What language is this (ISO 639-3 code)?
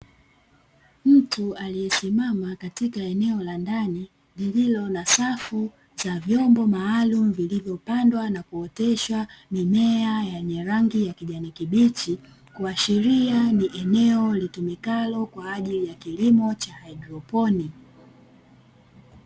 swa